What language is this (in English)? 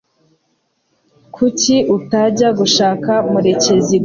Kinyarwanda